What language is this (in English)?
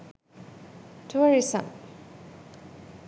Sinhala